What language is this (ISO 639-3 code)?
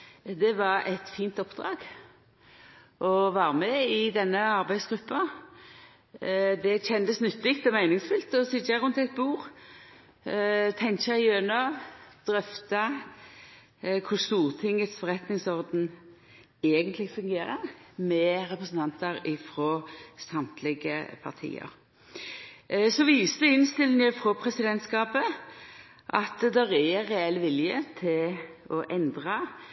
nno